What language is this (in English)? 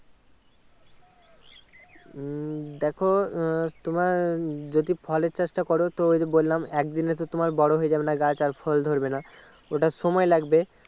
Bangla